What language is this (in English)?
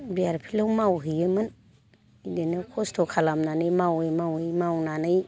Bodo